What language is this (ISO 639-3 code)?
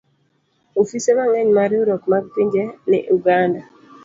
luo